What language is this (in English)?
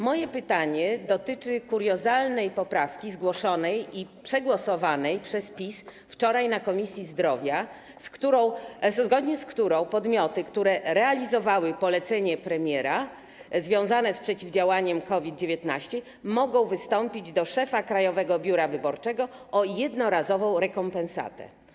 Polish